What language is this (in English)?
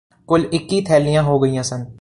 Punjabi